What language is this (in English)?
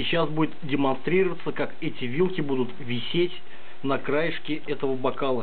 Russian